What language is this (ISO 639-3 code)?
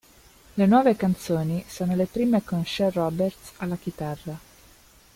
ita